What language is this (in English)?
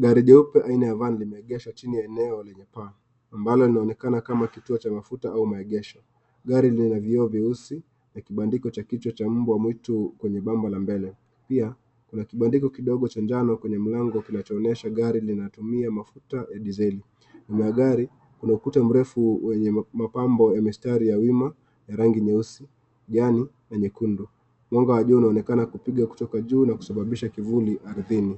Swahili